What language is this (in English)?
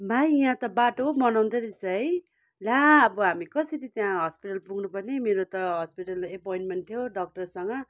Nepali